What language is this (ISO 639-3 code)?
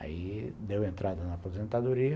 por